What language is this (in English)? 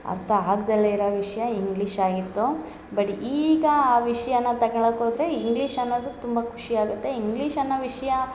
Kannada